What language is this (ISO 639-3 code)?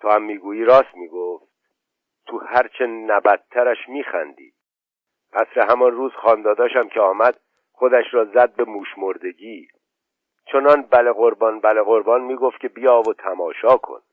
fas